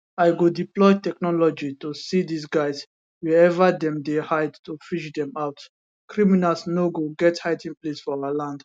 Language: Nigerian Pidgin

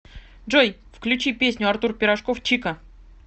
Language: Russian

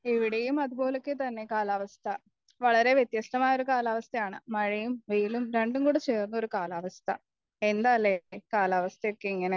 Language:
Malayalam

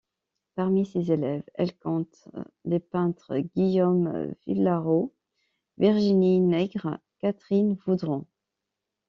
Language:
French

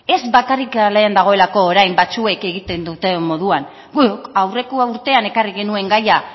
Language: Basque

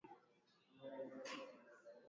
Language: Swahili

